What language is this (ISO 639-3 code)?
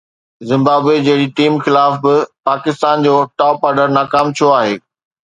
snd